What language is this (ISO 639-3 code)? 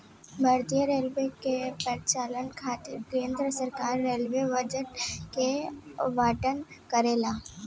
bho